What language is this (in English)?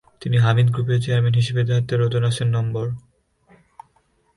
Bangla